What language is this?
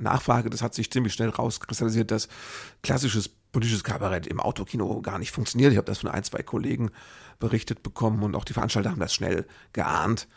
German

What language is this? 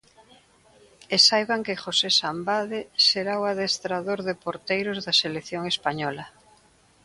Galician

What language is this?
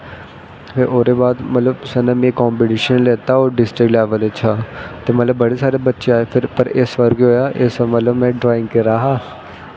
Dogri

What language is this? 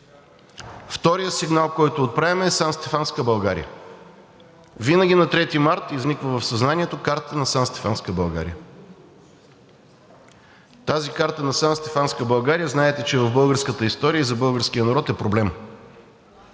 Bulgarian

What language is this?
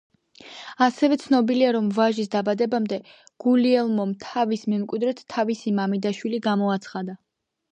Georgian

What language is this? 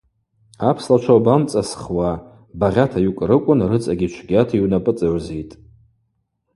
Abaza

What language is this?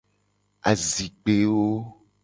Gen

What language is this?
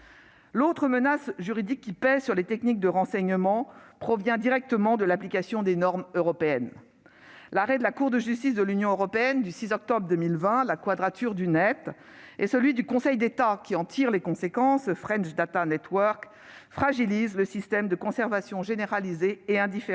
French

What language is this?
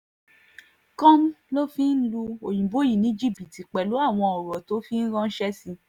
Yoruba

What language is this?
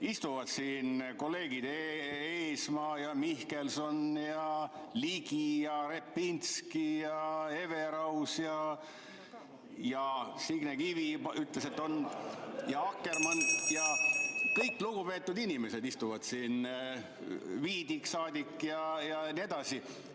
Estonian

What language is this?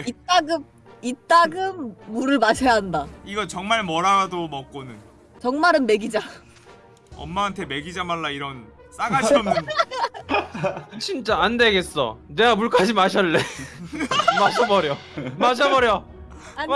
Korean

